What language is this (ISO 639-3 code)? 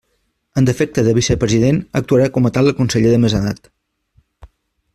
cat